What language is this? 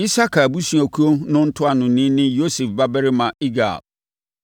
Akan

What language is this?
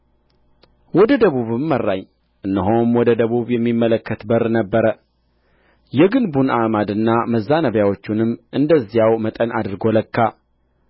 Amharic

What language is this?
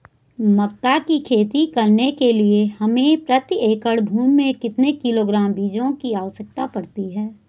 Hindi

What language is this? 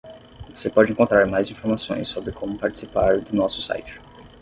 Portuguese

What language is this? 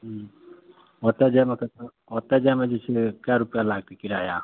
Maithili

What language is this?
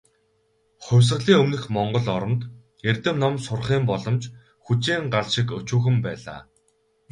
Mongolian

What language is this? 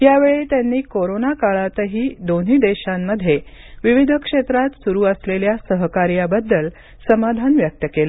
Marathi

